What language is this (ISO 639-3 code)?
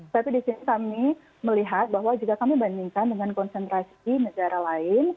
ind